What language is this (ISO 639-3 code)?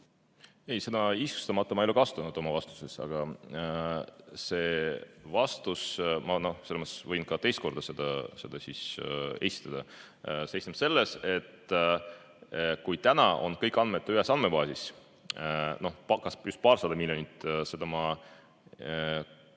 est